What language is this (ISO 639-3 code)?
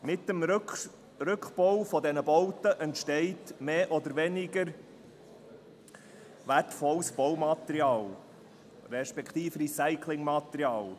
gsw